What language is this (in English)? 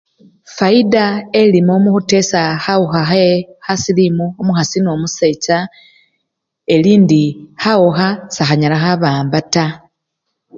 Luyia